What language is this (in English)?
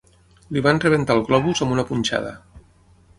Catalan